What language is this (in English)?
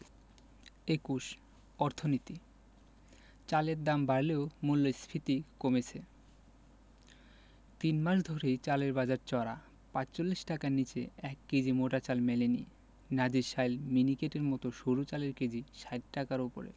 Bangla